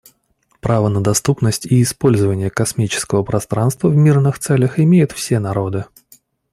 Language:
Russian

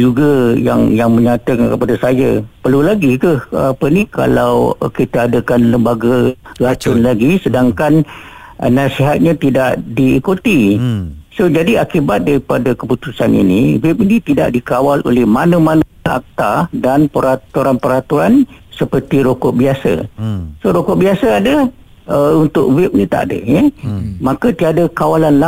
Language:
Malay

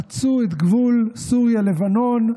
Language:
Hebrew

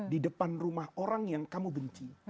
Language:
Indonesian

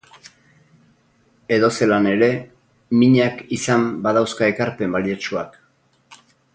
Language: Basque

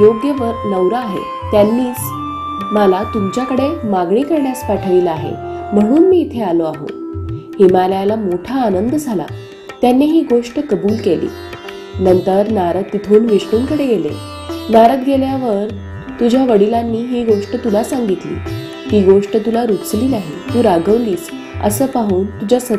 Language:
Marathi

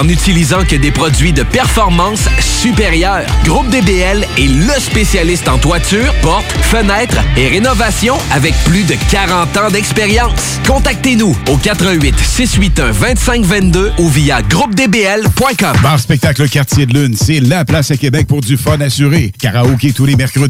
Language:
French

